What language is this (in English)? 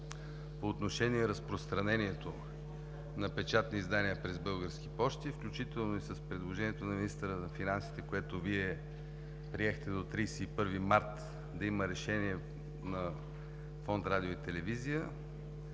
Bulgarian